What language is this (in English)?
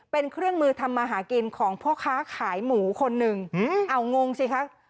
Thai